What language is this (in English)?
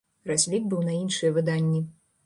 Belarusian